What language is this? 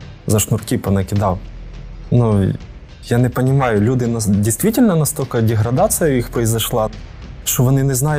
Ukrainian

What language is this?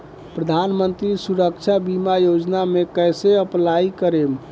Bhojpuri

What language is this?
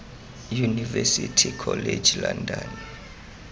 Tswana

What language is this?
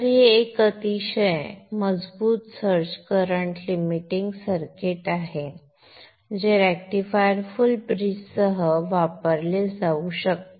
Marathi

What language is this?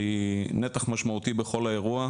Hebrew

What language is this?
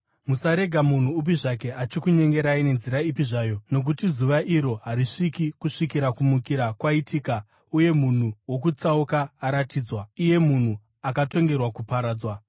Shona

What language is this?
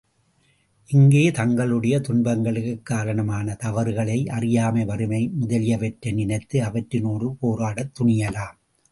Tamil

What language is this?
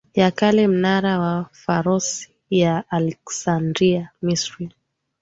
Swahili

